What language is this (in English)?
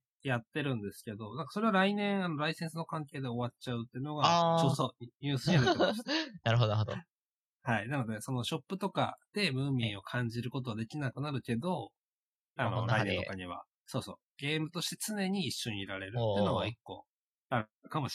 Japanese